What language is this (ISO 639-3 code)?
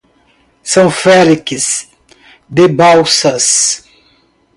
por